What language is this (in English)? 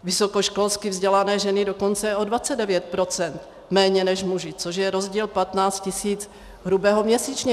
Czech